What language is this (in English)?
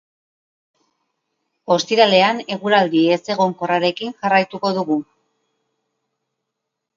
Basque